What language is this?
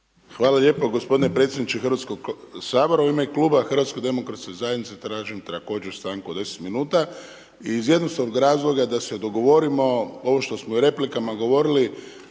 Croatian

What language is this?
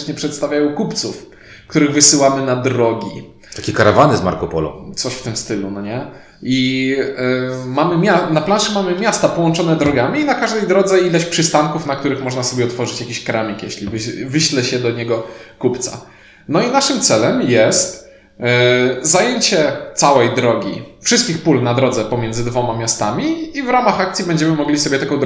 Polish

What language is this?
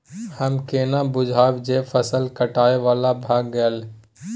Maithili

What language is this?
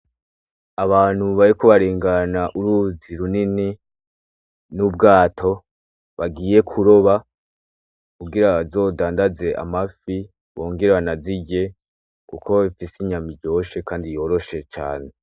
Rundi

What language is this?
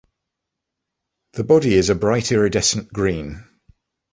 English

